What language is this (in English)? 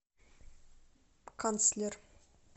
Russian